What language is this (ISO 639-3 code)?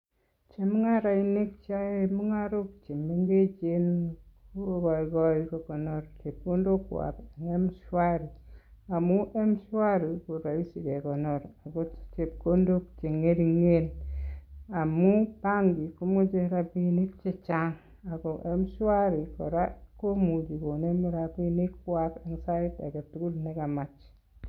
kln